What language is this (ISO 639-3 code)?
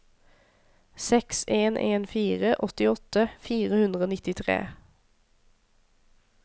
nor